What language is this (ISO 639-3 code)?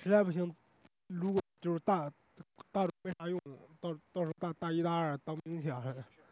zho